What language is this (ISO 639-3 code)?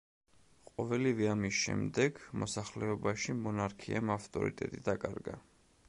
kat